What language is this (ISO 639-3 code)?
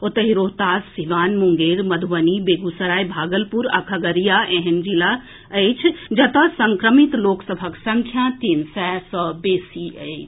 mai